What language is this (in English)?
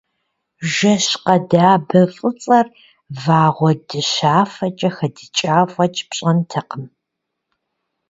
Kabardian